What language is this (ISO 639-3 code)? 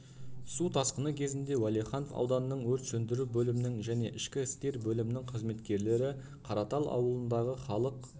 kaz